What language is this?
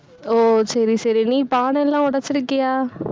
Tamil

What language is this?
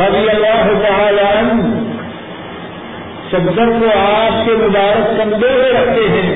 Urdu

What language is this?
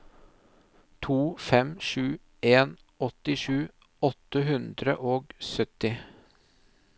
Norwegian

